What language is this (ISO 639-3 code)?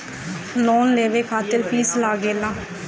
bho